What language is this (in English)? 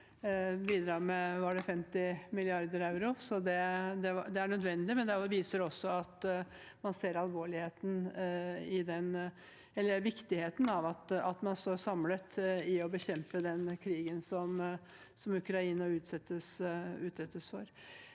Norwegian